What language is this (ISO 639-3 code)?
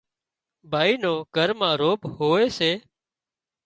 kxp